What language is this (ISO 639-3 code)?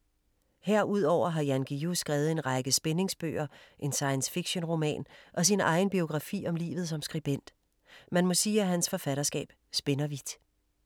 dan